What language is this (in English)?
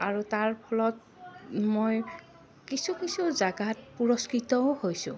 Assamese